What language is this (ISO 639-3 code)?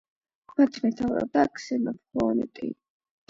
kat